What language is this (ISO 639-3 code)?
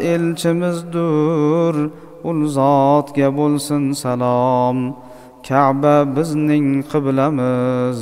tur